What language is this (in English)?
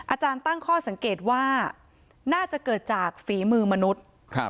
Thai